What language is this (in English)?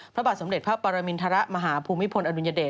Thai